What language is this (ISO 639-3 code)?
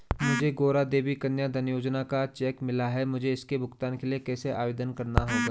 hin